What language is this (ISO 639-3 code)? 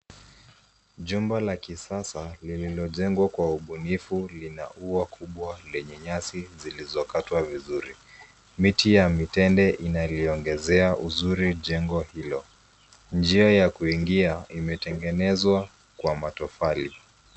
swa